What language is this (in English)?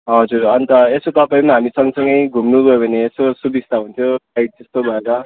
Nepali